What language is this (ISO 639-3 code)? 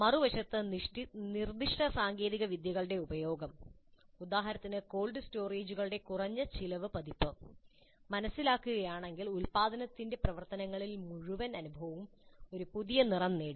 mal